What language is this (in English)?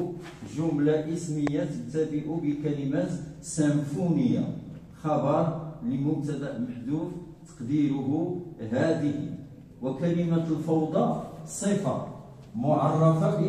Arabic